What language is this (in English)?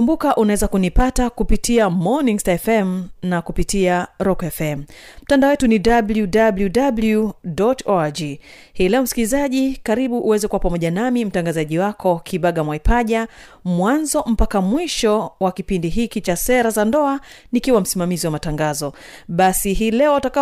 Swahili